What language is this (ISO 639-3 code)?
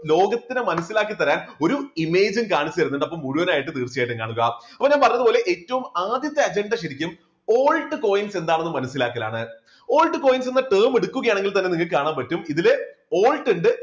mal